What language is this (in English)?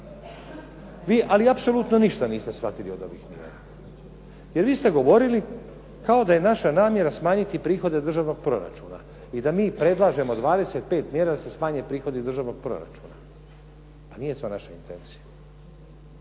Croatian